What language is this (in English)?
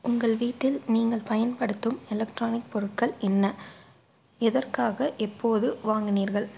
Tamil